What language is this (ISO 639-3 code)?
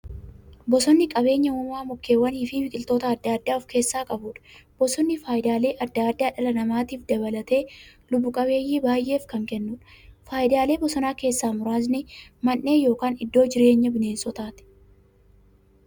orm